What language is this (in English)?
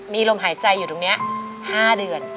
Thai